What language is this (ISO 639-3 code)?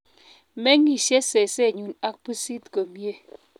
kln